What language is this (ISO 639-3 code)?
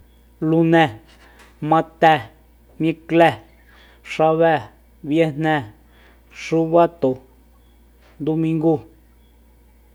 vmp